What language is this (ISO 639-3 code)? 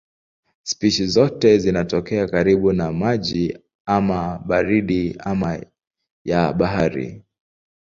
swa